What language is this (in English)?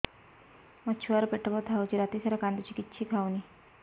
Odia